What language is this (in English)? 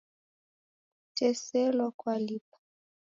Taita